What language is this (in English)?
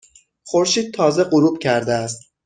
Persian